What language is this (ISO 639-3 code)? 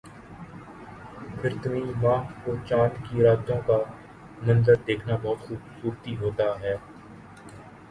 urd